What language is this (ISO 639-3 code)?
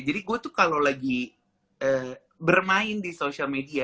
ind